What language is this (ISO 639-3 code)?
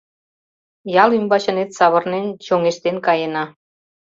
chm